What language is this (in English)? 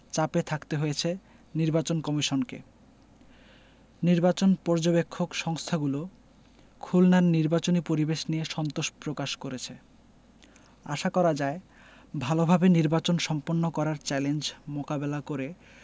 Bangla